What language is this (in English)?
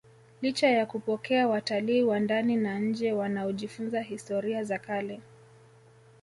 Swahili